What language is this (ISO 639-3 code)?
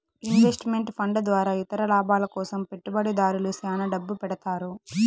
tel